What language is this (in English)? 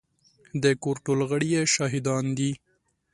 Pashto